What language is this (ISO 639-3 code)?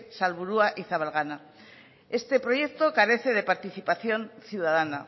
spa